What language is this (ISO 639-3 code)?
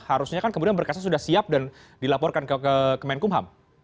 ind